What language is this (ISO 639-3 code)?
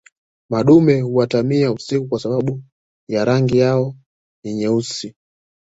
swa